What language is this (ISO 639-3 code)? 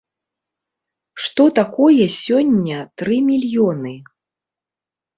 bel